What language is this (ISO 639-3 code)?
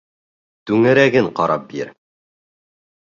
bak